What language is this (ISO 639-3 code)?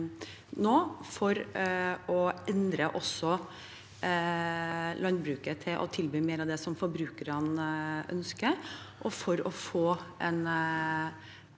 nor